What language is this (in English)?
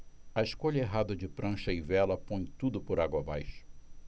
Portuguese